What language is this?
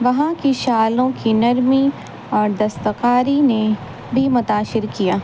Urdu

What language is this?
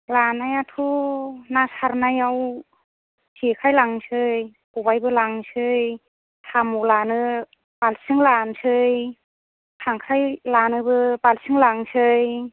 Bodo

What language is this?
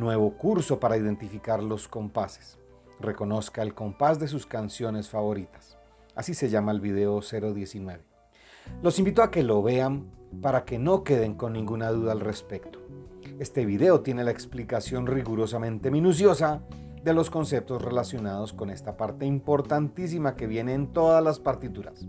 Spanish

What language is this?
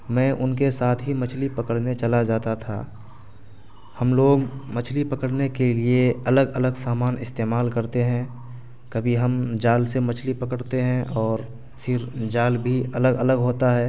Urdu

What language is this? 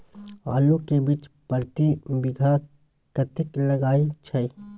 Maithili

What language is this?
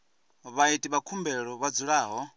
Venda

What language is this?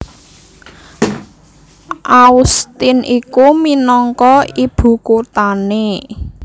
Javanese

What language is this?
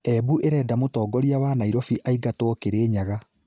Kikuyu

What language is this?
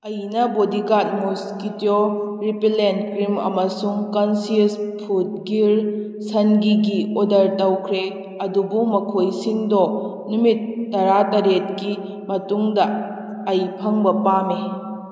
Manipuri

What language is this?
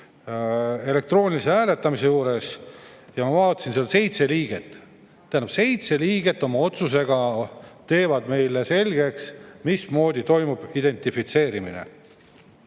Estonian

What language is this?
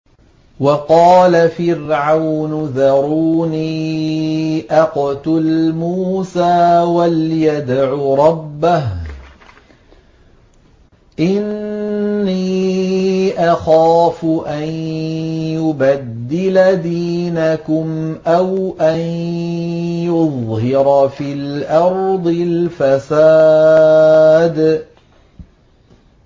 Arabic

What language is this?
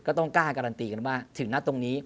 Thai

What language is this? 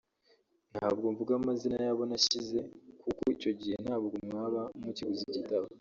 Kinyarwanda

